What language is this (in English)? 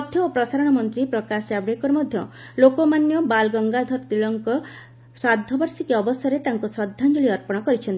Odia